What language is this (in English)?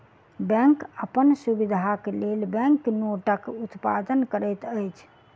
Maithili